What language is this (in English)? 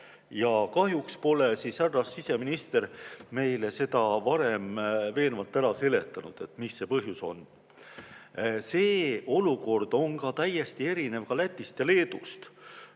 Estonian